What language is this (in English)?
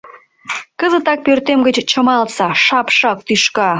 Mari